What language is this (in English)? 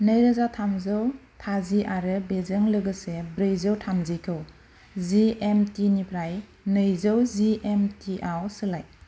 Bodo